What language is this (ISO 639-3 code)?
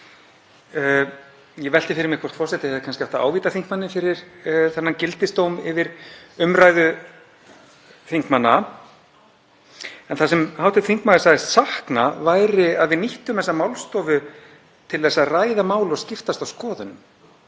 isl